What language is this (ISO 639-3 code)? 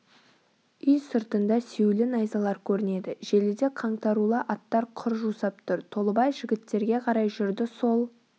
kaz